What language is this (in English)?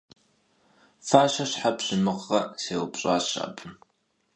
Kabardian